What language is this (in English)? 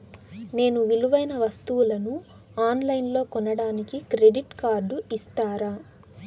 Telugu